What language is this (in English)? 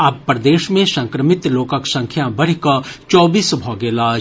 Maithili